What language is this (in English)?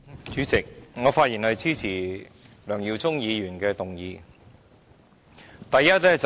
Cantonese